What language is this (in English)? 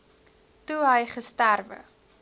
Afrikaans